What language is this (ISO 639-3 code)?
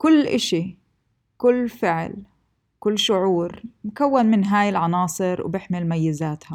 ara